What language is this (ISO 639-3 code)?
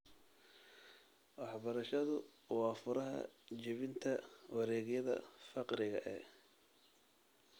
som